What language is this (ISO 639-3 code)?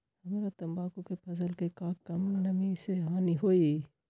mag